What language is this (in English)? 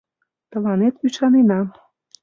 Mari